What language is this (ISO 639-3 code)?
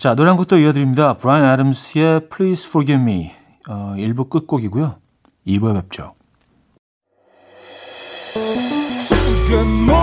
kor